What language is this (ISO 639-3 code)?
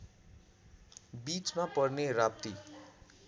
nep